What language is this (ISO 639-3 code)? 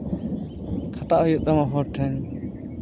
sat